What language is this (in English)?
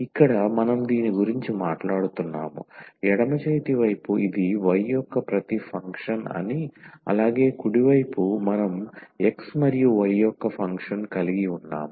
Telugu